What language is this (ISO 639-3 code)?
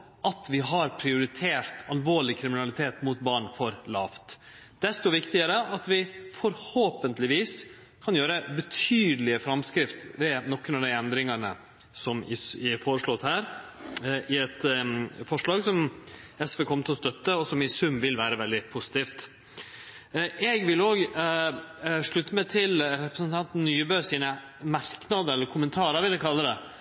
nno